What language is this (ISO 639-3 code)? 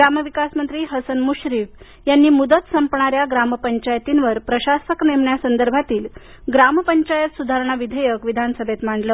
mar